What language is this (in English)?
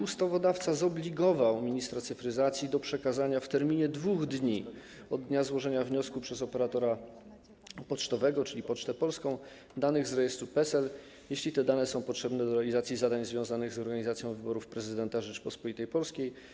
Polish